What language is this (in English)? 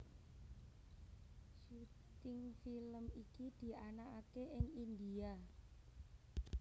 Javanese